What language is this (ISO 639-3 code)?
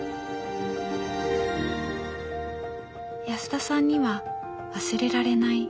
jpn